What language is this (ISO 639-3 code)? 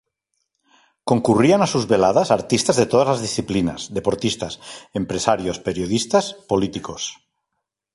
spa